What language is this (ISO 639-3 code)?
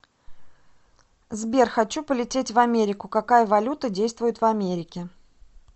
rus